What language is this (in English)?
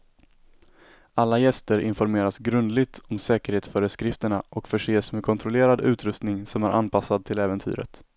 Swedish